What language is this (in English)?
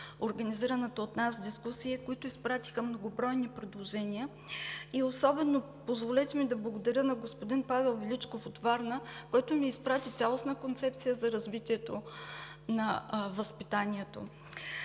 Bulgarian